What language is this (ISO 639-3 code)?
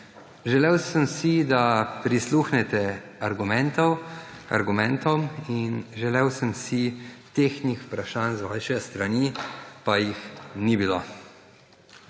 slv